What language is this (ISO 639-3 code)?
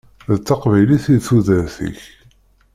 kab